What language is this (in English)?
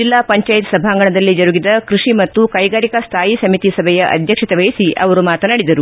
Kannada